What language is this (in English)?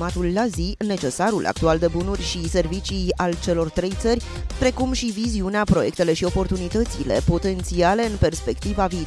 Romanian